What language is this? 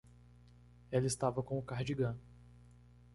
Portuguese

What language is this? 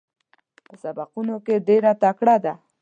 Pashto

